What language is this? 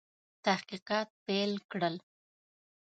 Pashto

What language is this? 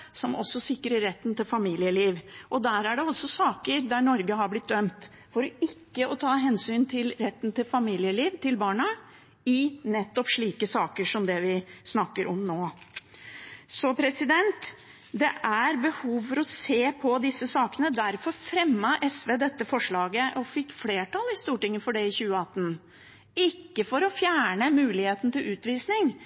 Norwegian Bokmål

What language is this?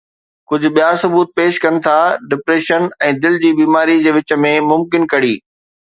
Sindhi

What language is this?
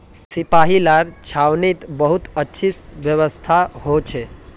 Magahi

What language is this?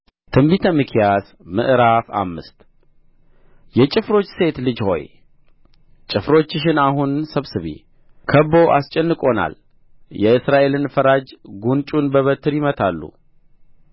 Amharic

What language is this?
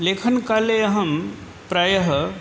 Sanskrit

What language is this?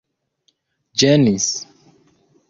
Esperanto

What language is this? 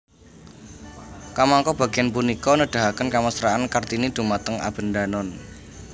Javanese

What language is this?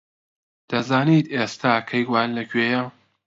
Central Kurdish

